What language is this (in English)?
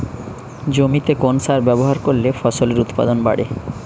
Bangla